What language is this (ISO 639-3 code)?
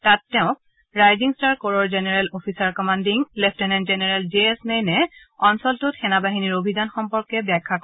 asm